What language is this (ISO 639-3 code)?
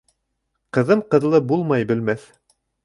bak